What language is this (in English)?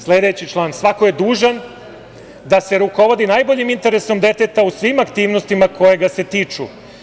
Serbian